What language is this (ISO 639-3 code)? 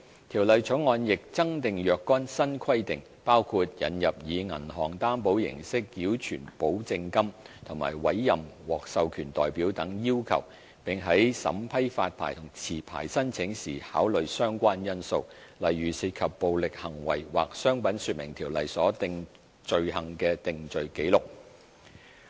yue